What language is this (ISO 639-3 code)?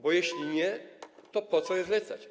pol